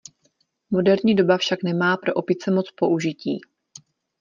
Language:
Czech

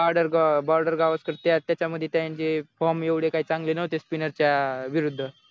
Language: Marathi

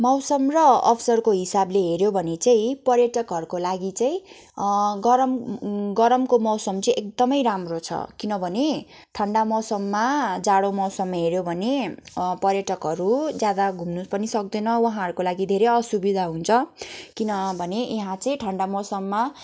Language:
Nepali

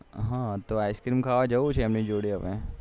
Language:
Gujarati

